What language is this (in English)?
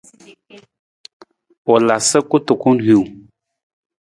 Nawdm